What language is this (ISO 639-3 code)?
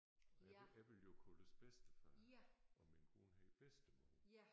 dan